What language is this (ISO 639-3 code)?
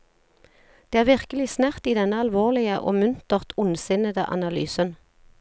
nor